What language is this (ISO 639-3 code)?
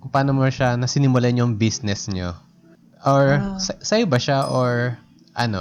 fil